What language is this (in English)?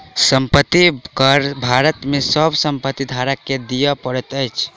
Maithili